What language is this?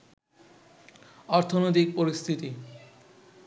Bangla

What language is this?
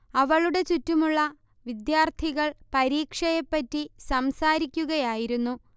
Malayalam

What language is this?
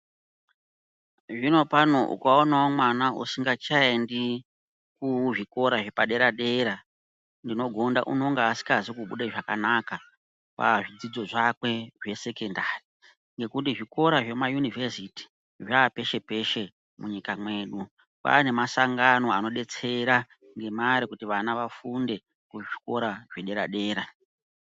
Ndau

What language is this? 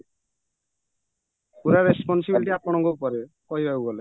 Odia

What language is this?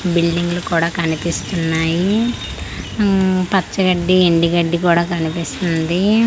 Telugu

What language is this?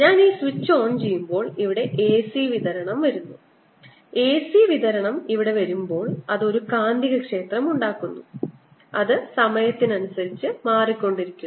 Malayalam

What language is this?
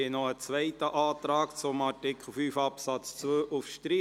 Swiss German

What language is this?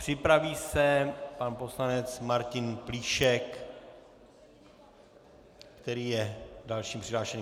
Czech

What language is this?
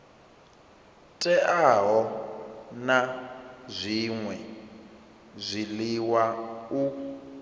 Venda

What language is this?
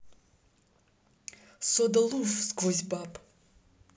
Russian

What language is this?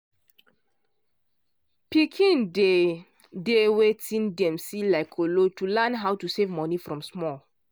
Nigerian Pidgin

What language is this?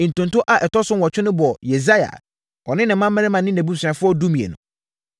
Akan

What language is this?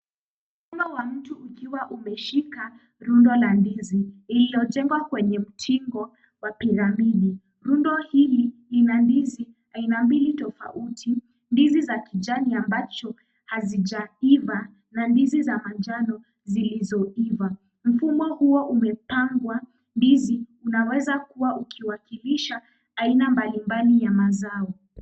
Swahili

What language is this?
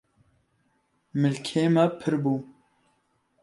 Kurdish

